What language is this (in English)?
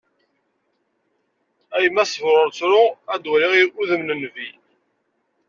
Kabyle